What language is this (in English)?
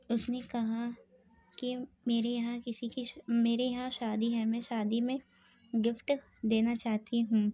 Urdu